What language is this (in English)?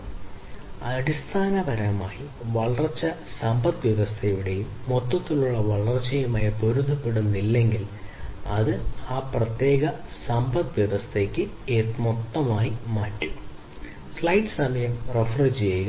Malayalam